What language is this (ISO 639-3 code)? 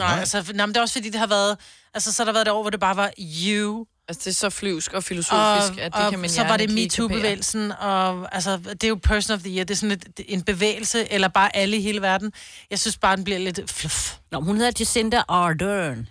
dan